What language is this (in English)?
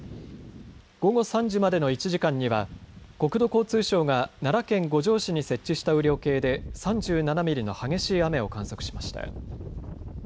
Japanese